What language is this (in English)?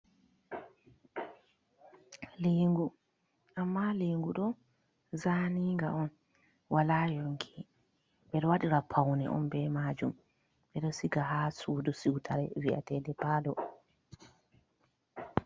Fula